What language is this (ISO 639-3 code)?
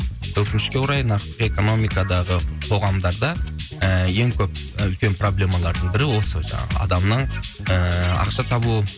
kaz